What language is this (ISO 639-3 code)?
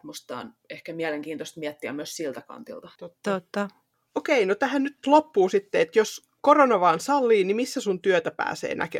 fin